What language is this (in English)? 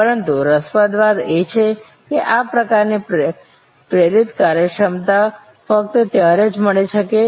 Gujarati